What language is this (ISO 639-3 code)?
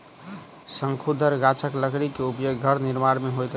mai